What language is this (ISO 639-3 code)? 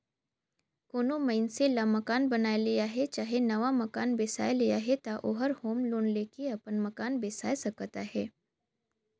hne